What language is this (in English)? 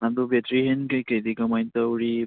Manipuri